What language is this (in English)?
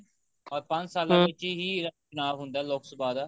Punjabi